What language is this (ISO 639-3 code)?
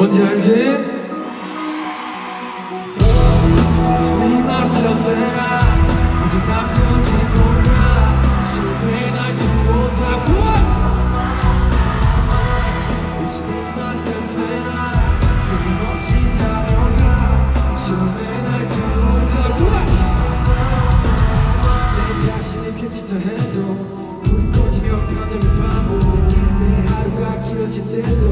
kor